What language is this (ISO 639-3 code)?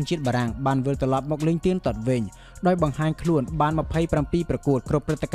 tha